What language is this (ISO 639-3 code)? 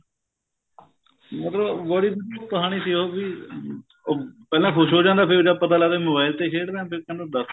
pan